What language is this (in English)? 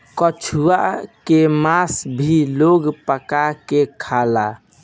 Bhojpuri